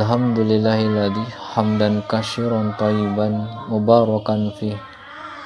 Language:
Indonesian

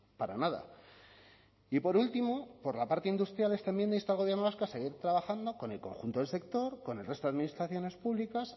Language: Spanish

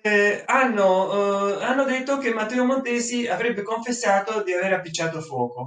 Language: Italian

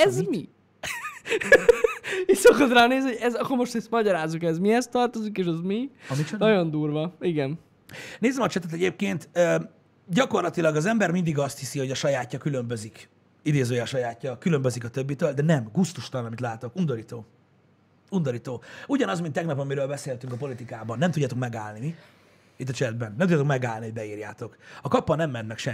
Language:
Hungarian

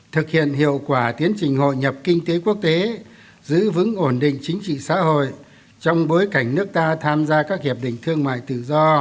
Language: Vietnamese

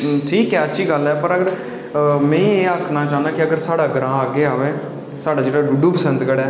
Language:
Dogri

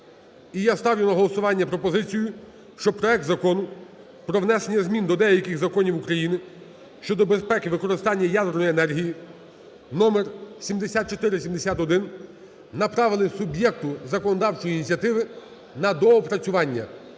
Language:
Ukrainian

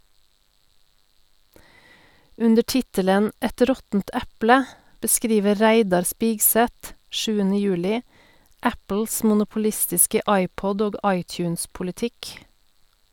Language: Norwegian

